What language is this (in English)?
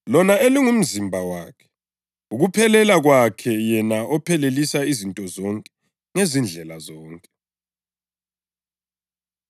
North Ndebele